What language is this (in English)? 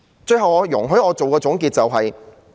Cantonese